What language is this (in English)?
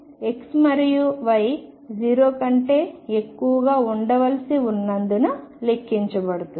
Telugu